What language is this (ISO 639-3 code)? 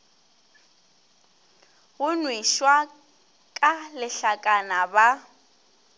nso